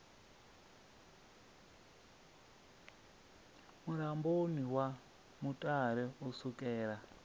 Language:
Venda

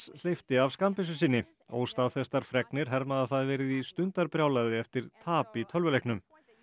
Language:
Icelandic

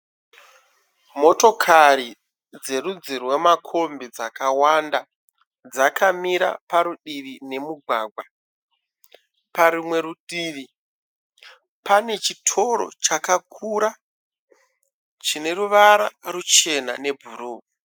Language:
Shona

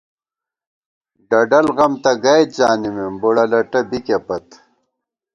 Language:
Gawar-Bati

